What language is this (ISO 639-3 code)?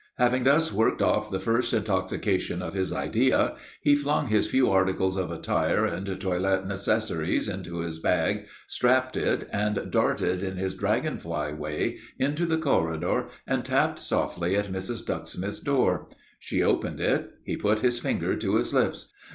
eng